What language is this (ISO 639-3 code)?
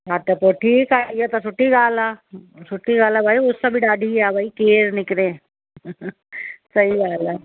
snd